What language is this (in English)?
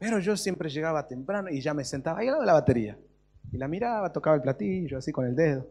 Spanish